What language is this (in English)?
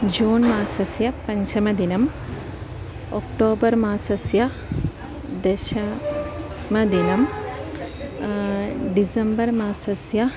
Sanskrit